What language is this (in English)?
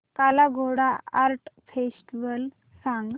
Marathi